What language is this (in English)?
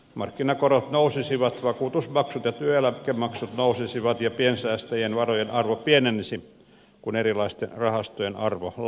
Finnish